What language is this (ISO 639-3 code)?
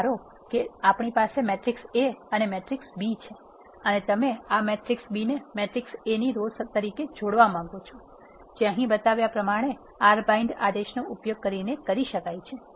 guj